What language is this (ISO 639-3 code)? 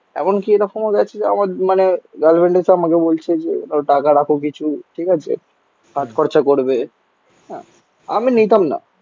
ben